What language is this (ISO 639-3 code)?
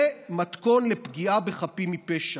heb